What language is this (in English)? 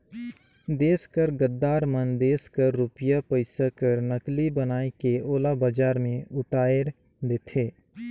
Chhattisgarhi